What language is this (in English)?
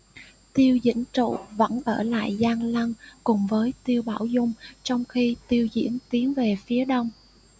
Vietnamese